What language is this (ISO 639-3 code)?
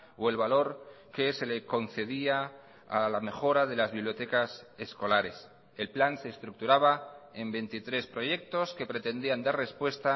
spa